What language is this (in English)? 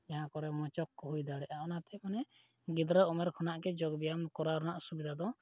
Santali